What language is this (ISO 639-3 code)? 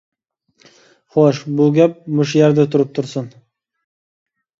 uig